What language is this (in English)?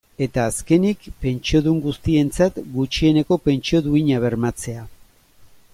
Basque